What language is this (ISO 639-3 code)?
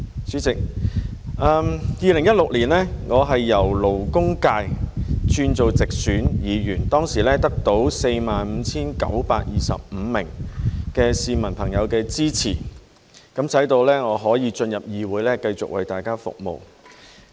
yue